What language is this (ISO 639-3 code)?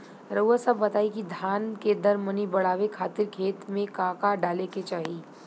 bho